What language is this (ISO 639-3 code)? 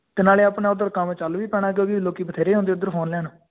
pan